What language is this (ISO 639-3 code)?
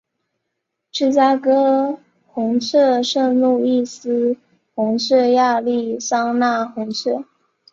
zho